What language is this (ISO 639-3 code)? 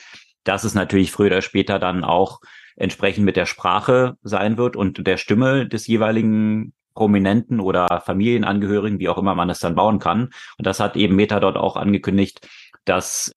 deu